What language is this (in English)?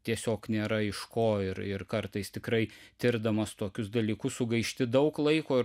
Lithuanian